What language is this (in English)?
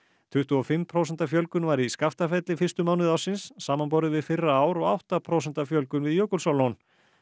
Icelandic